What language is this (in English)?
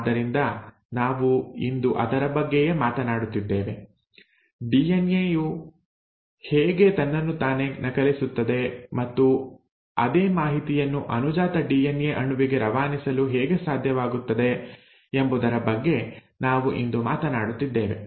Kannada